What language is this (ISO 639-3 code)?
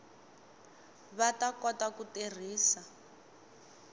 tso